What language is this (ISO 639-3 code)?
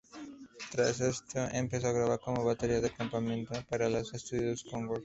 spa